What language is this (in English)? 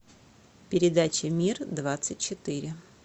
Russian